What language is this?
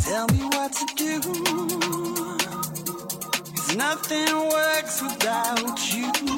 Greek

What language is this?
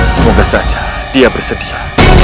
Indonesian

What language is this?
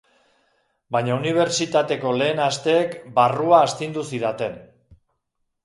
Basque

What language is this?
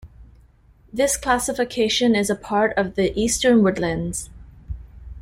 English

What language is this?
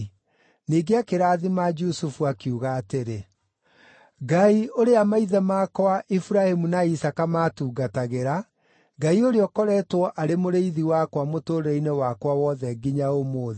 Kikuyu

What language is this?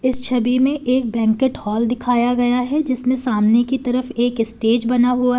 Hindi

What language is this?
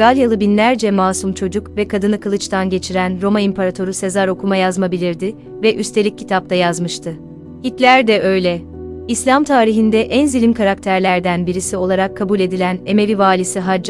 Turkish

